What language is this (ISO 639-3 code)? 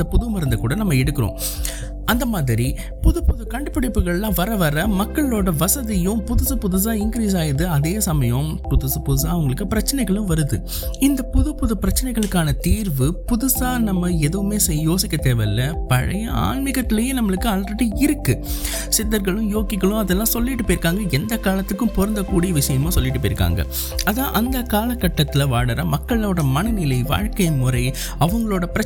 tam